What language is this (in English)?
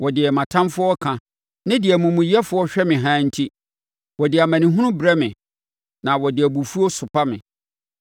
Akan